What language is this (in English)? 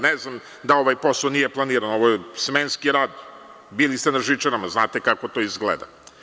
Serbian